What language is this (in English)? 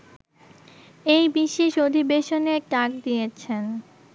Bangla